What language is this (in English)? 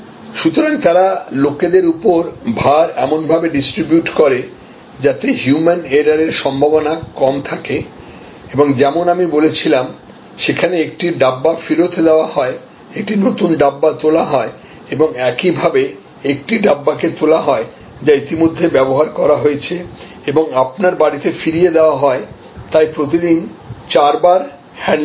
Bangla